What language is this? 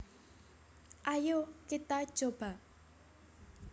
Javanese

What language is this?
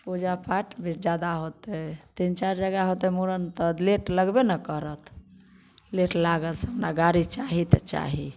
Maithili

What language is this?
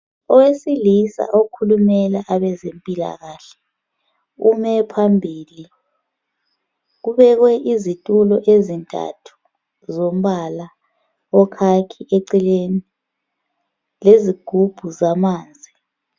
North Ndebele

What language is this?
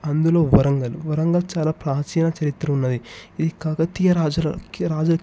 Telugu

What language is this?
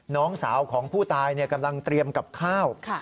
Thai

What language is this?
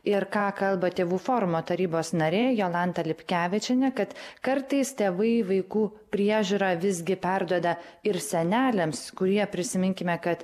Lithuanian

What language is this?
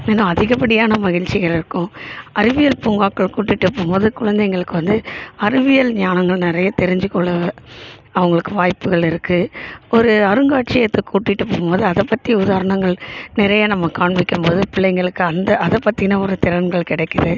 Tamil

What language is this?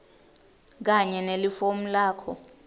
Swati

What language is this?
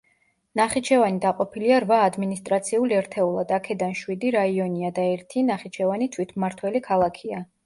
Georgian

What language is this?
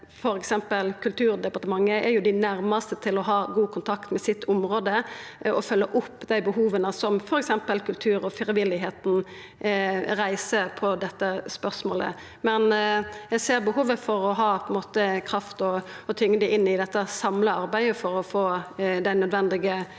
Norwegian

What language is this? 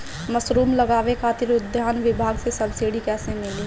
Bhojpuri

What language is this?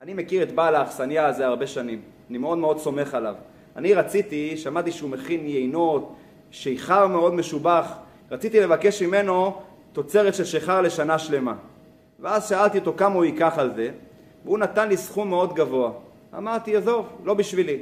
Hebrew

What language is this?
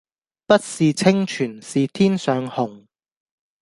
Cantonese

